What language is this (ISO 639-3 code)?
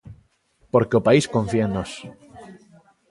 glg